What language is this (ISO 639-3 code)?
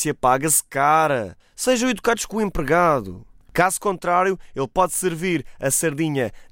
por